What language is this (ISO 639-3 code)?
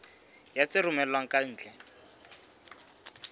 sot